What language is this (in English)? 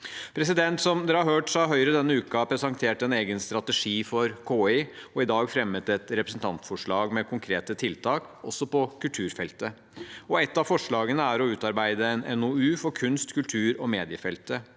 Norwegian